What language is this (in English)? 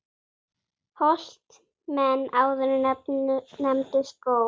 Icelandic